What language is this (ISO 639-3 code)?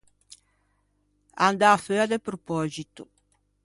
lij